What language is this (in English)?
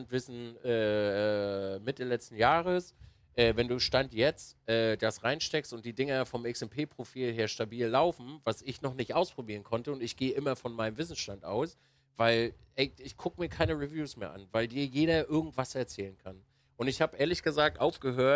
German